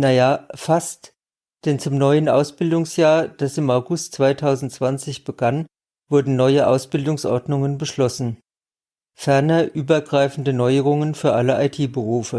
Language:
German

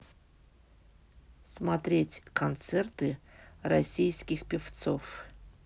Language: Russian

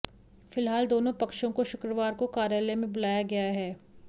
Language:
Hindi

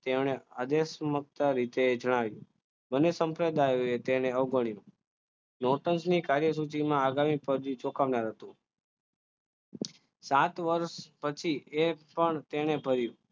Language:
Gujarati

